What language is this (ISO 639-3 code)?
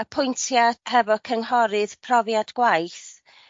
cym